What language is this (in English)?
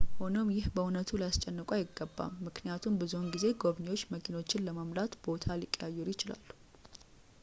Amharic